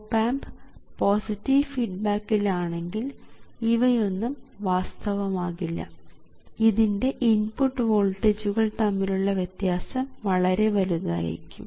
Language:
Malayalam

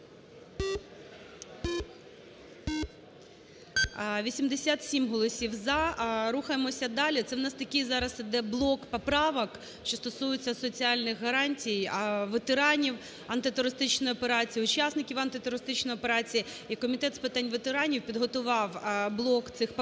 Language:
Ukrainian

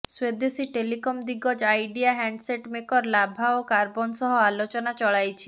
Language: Odia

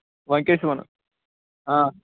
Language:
Kashmiri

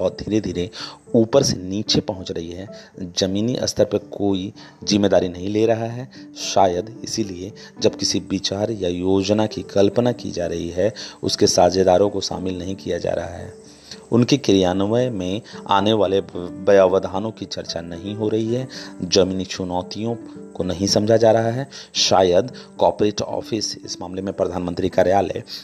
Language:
Hindi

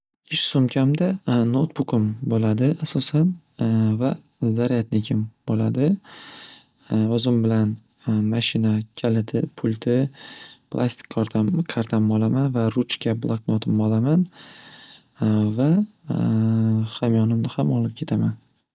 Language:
Uzbek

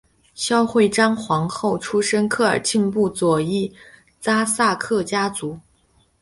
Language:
Chinese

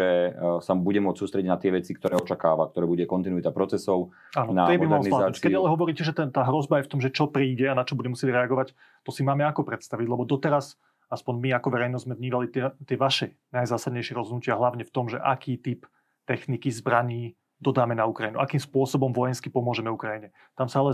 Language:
Slovak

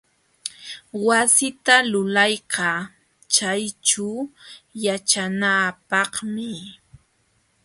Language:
Jauja Wanca Quechua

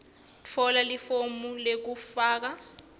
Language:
Swati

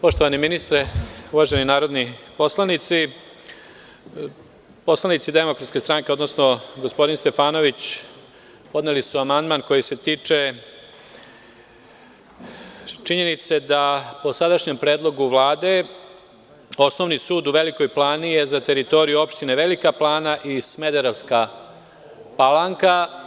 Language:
Serbian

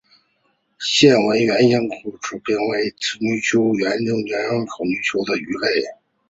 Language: Chinese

